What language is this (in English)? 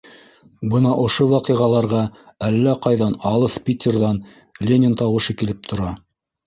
Bashkir